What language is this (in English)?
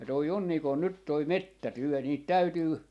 Finnish